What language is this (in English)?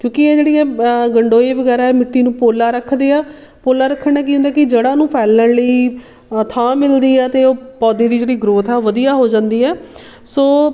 Punjabi